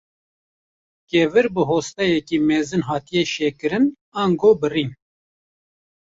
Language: Kurdish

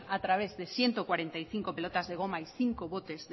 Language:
Spanish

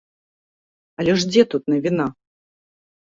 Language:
Belarusian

